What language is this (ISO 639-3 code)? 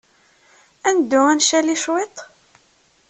kab